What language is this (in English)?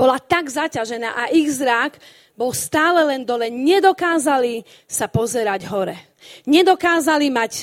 Slovak